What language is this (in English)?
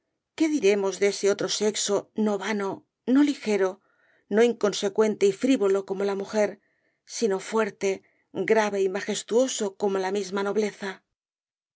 Spanish